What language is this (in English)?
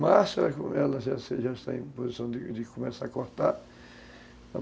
Portuguese